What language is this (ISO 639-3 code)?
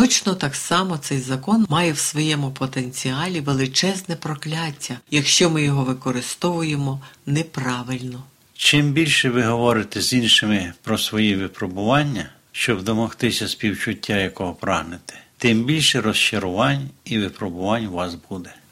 ukr